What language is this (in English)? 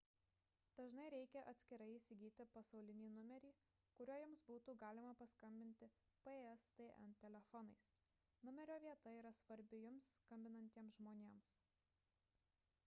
Lithuanian